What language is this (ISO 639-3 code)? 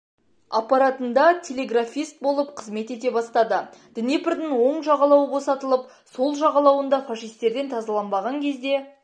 kaz